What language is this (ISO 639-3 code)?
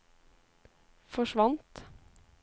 nor